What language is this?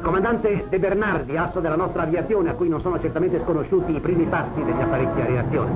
Italian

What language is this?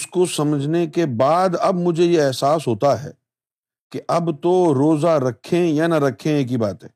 Urdu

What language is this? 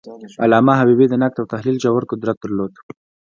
Pashto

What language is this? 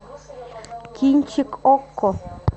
Russian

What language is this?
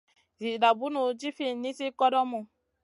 Masana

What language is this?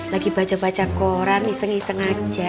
Indonesian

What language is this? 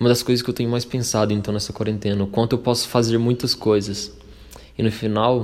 Portuguese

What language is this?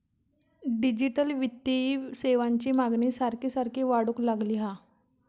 Marathi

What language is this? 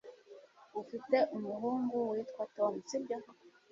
Kinyarwanda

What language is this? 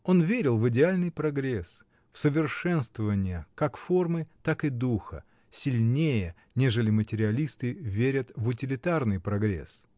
Russian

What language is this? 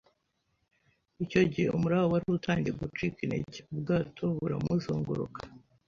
Kinyarwanda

